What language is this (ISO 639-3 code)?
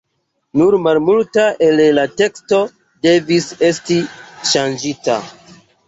epo